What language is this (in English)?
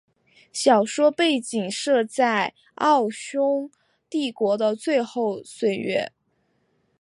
Chinese